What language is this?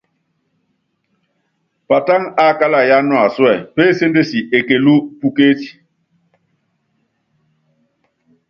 Yangben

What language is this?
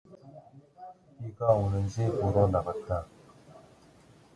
Korean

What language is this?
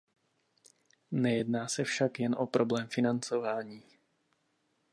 Czech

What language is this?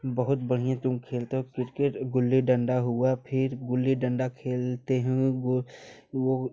Hindi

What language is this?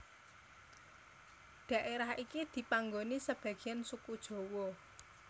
Javanese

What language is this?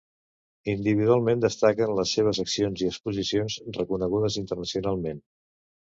Catalan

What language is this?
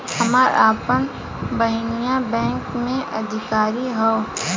Bhojpuri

